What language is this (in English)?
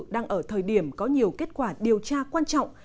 Vietnamese